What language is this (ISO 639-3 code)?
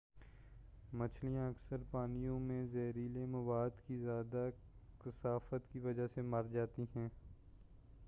urd